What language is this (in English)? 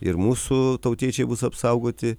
Lithuanian